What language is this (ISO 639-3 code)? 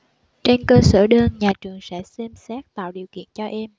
vie